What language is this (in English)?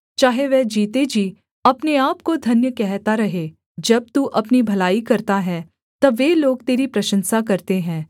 Hindi